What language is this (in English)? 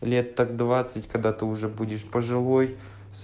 Russian